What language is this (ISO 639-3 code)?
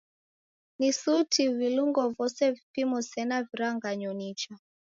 dav